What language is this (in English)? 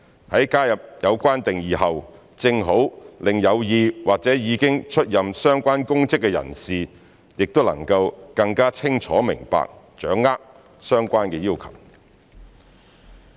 Cantonese